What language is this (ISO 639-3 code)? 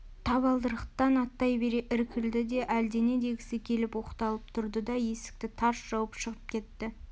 kaz